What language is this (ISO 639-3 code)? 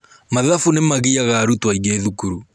kik